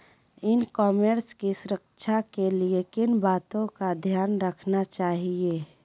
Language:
Magahi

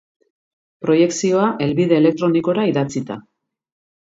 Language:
Basque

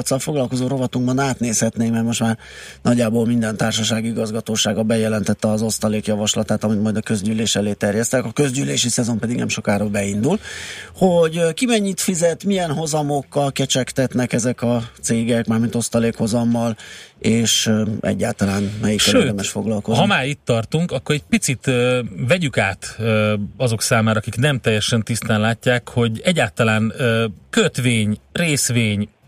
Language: Hungarian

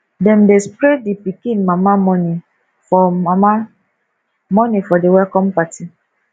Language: Nigerian Pidgin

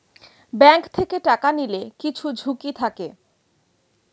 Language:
Bangla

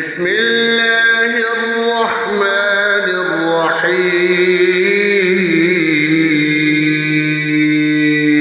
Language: Arabic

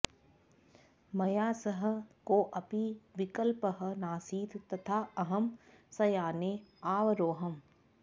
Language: Sanskrit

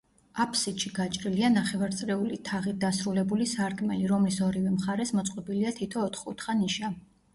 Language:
Georgian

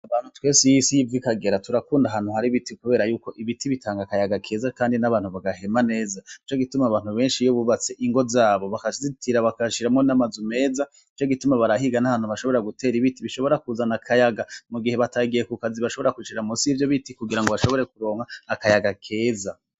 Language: Rundi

